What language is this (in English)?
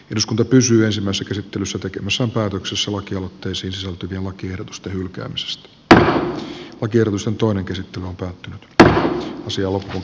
Finnish